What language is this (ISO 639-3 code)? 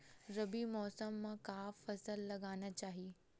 hne